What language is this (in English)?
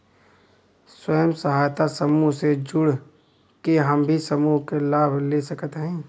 Bhojpuri